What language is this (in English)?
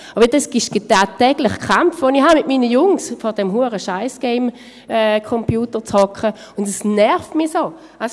Swiss German